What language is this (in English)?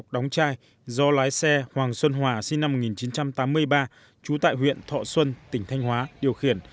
Vietnamese